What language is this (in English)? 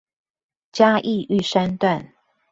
Chinese